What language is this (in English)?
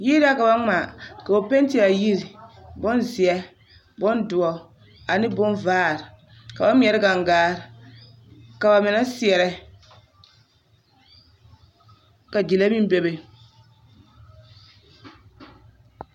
Southern Dagaare